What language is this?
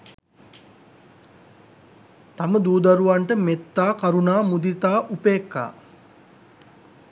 Sinhala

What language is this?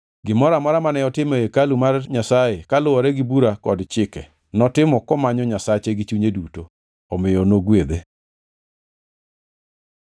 Luo (Kenya and Tanzania)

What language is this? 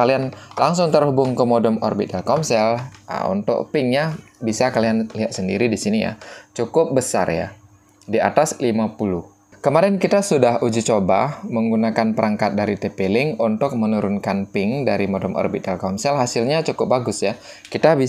Indonesian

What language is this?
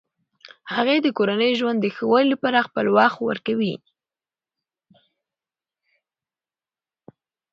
Pashto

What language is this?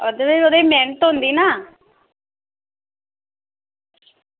Dogri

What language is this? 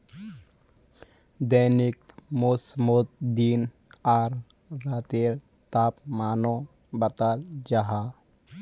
Magahi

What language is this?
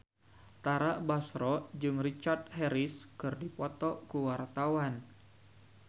Sundanese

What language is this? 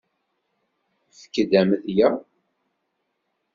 Kabyle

